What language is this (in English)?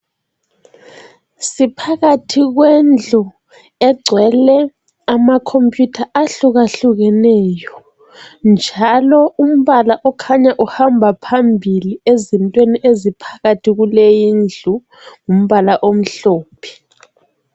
North Ndebele